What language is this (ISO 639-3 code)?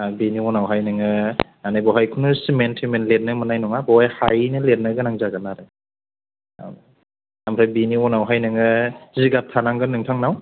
brx